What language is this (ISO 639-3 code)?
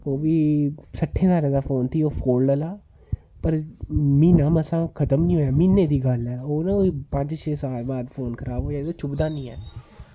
doi